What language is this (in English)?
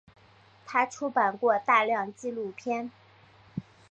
Chinese